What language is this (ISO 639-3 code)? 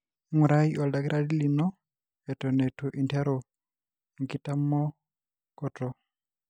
mas